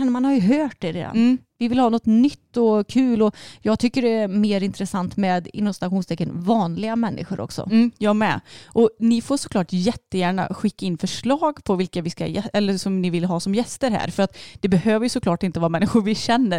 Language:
Swedish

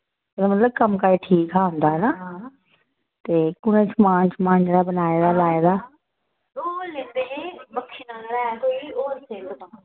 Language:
Dogri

